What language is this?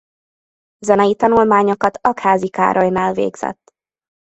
Hungarian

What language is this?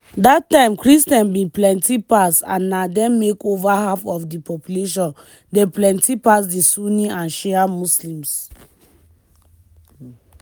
Nigerian Pidgin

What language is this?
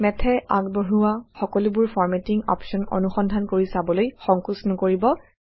Assamese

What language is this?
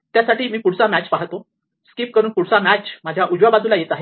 Marathi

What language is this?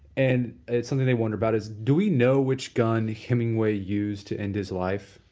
English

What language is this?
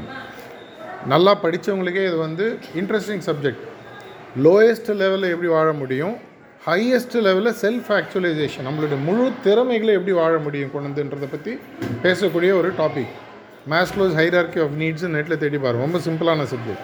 Tamil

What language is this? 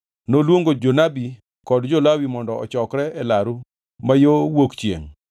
Luo (Kenya and Tanzania)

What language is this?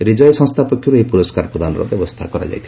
Odia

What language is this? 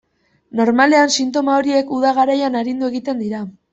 Basque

